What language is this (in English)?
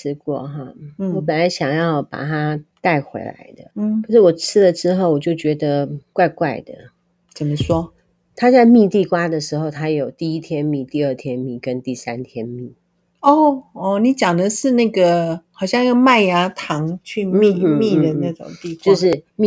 Chinese